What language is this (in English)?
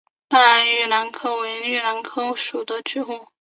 Chinese